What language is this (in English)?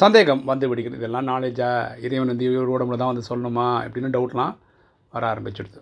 Tamil